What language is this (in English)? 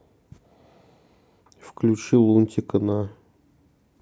Russian